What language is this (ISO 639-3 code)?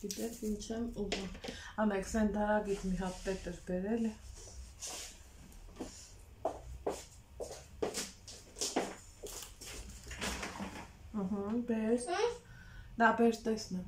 pol